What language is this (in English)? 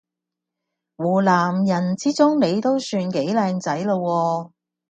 Cantonese